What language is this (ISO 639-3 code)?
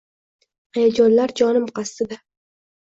uzb